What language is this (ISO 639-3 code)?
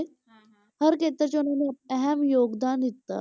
pan